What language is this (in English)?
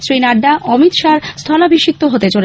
Bangla